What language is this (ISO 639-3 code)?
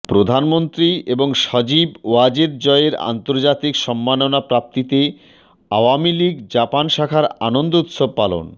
ben